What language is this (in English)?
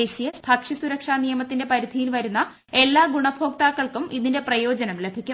Malayalam